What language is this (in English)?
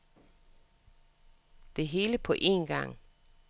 Danish